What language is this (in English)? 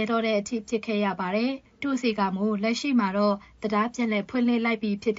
Thai